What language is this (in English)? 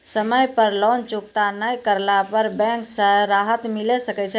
Maithili